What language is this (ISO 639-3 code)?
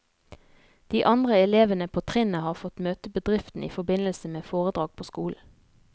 nor